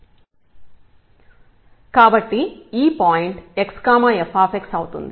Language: Telugu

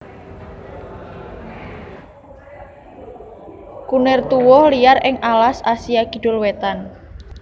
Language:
Javanese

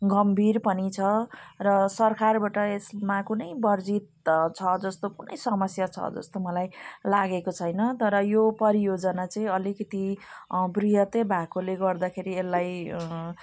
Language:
Nepali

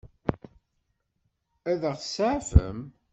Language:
Kabyle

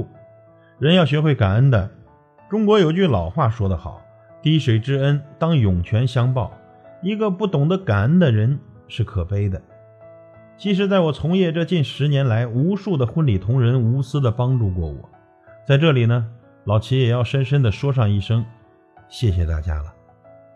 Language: Chinese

